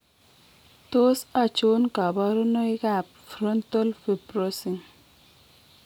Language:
Kalenjin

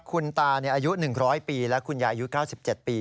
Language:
Thai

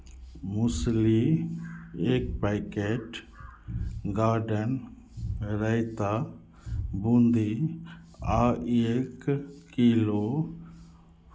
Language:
Maithili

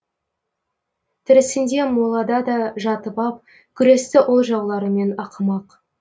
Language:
Kazakh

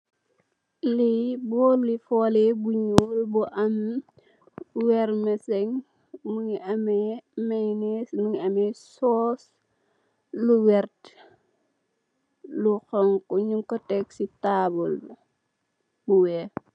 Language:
Wolof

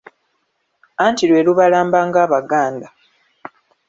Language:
Ganda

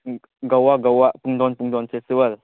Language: Manipuri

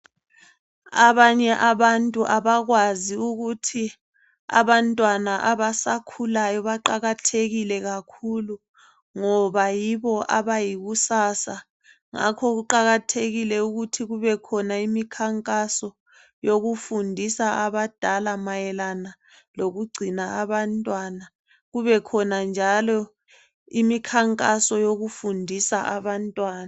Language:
North Ndebele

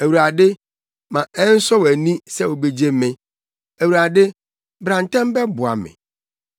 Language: Akan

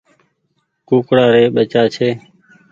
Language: Goaria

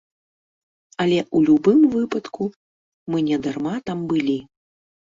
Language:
Belarusian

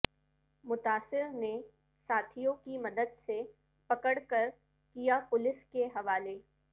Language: Urdu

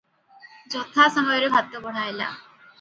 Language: Odia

